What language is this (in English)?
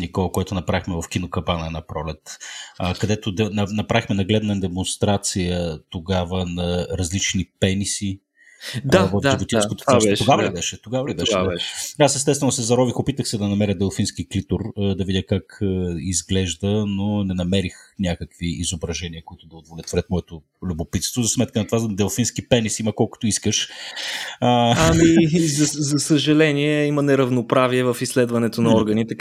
Bulgarian